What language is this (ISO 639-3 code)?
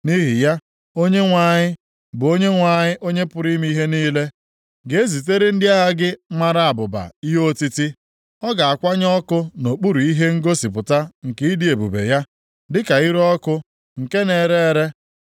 ibo